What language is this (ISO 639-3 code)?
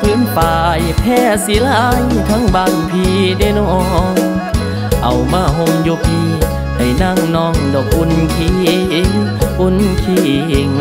tha